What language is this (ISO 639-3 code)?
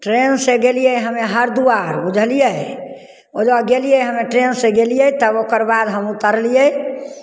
mai